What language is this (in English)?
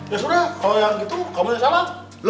Indonesian